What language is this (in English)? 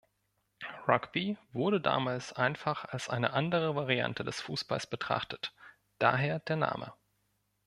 German